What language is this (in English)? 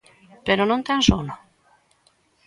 Galician